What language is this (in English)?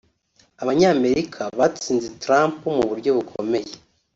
Kinyarwanda